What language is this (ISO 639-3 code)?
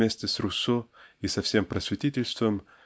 rus